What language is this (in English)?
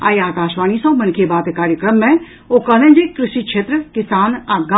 Maithili